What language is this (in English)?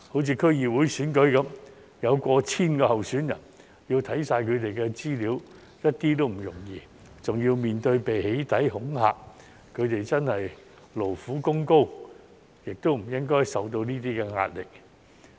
Cantonese